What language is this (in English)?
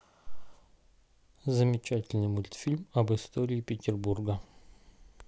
Russian